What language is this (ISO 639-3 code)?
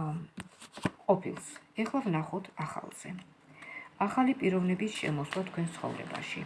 kat